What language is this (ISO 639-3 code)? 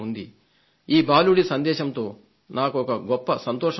tel